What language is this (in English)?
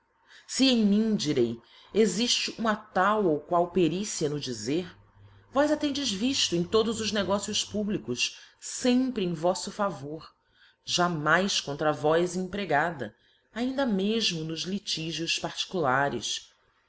Portuguese